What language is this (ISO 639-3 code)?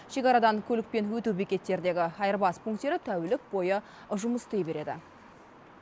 kaz